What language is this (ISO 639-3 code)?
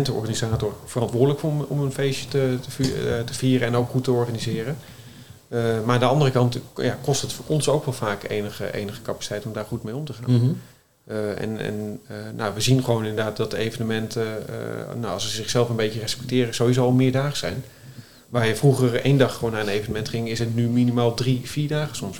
nld